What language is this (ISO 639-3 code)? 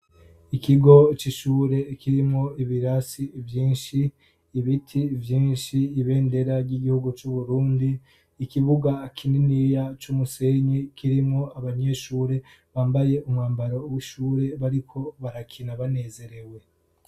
run